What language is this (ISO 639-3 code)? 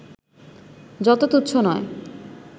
ben